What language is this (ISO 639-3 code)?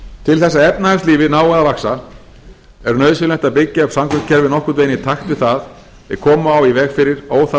isl